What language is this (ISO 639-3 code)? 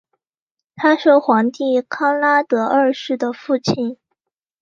zho